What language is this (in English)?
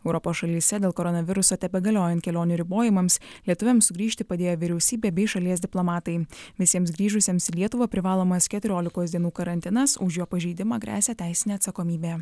Lithuanian